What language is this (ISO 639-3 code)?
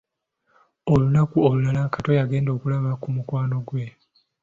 lug